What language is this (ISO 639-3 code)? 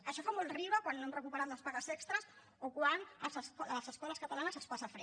cat